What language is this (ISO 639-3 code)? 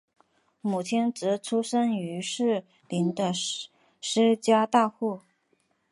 zho